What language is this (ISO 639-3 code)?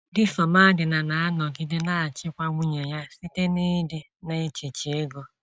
ibo